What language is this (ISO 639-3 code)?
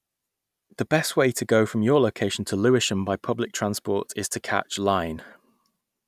eng